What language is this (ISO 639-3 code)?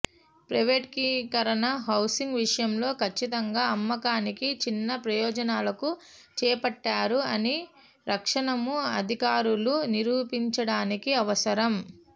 tel